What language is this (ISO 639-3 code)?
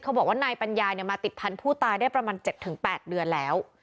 tha